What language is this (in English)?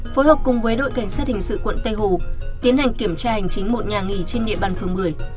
Vietnamese